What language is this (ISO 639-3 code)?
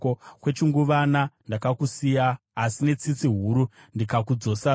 sna